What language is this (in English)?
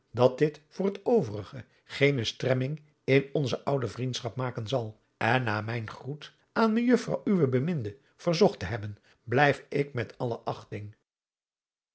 Dutch